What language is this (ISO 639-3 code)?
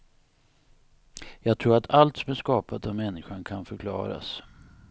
swe